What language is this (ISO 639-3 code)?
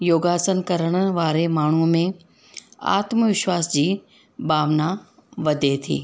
snd